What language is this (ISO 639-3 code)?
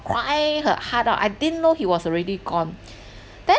eng